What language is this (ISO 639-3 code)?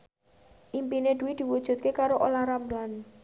jav